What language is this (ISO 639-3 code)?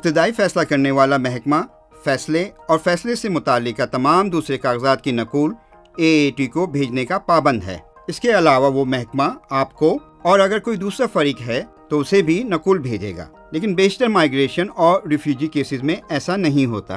urd